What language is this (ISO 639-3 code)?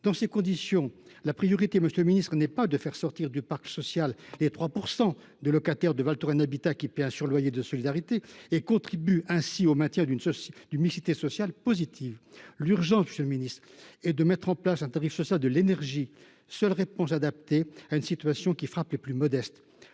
fra